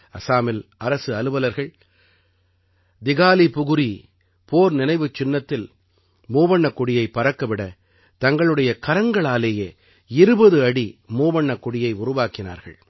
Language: Tamil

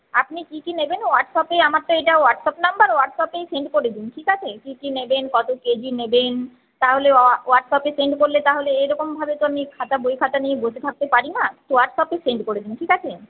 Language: Bangla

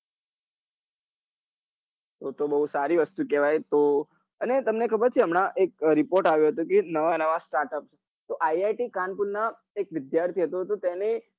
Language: Gujarati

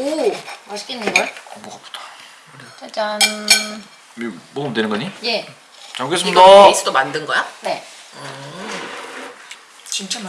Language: Korean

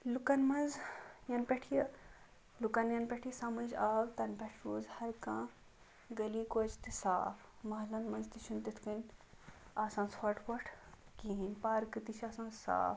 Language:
Kashmiri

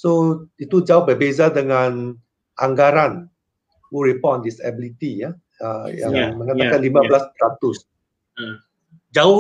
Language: Malay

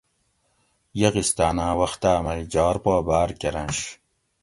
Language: Gawri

